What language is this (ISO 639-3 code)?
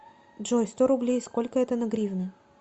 rus